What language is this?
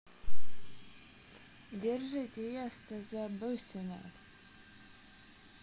Russian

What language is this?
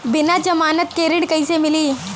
Bhojpuri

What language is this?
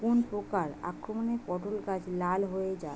Bangla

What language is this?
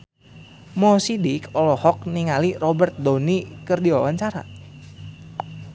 Sundanese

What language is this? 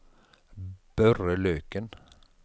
Norwegian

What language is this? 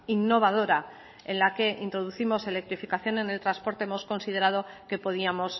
Spanish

